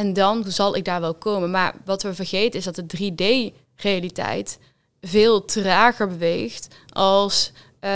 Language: Dutch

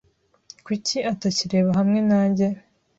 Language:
Kinyarwanda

